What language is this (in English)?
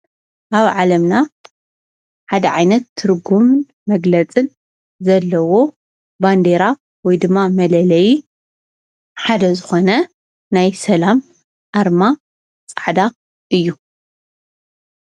Tigrinya